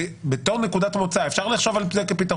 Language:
Hebrew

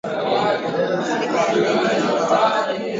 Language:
Swahili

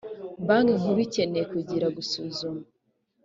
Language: Kinyarwanda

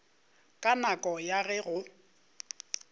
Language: Northern Sotho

